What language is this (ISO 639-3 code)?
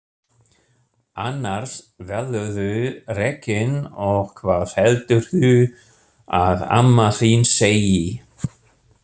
isl